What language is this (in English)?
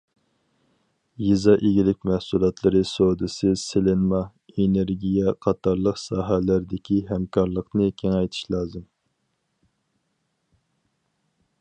Uyghur